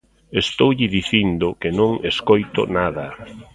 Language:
Galician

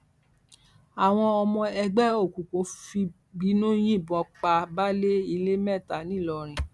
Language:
Yoruba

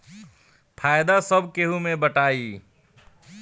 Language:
Bhojpuri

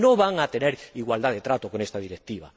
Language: Spanish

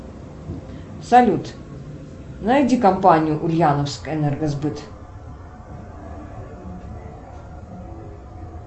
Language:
Russian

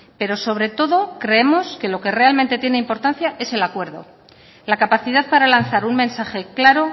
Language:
Spanish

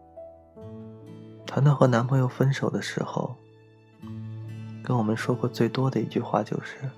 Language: Chinese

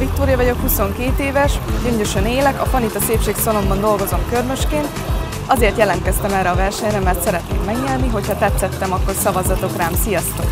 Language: Hungarian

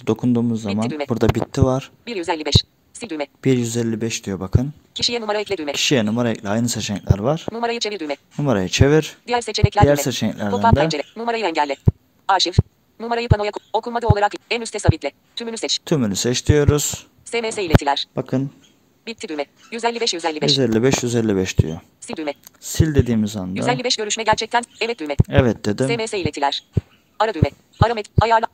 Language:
Turkish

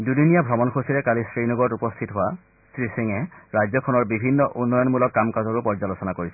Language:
Assamese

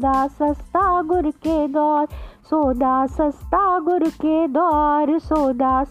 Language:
Hindi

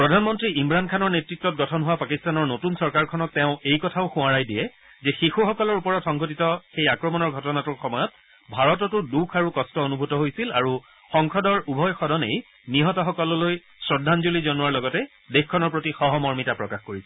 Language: Assamese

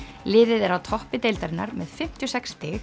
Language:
Icelandic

